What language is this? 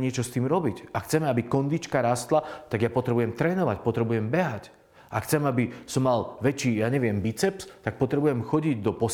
Slovak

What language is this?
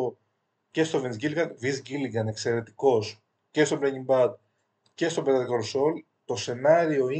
Greek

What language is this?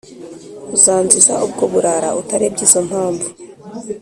Kinyarwanda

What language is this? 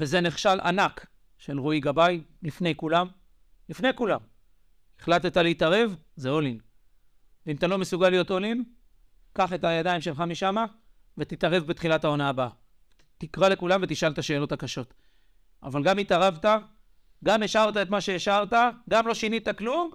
Hebrew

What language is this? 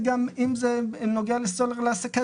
Hebrew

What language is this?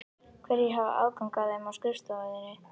Icelandic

